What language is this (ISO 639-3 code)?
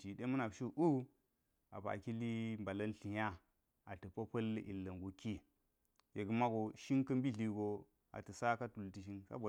gyz